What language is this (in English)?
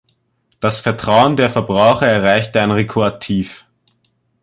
German